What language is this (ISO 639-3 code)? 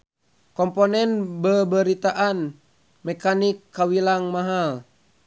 sun